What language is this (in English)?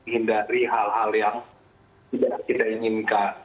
Indonesian